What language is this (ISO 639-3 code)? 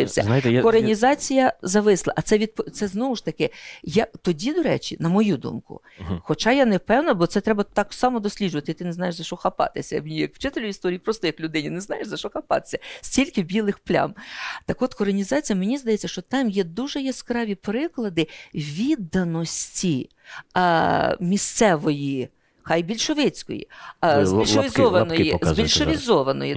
ukr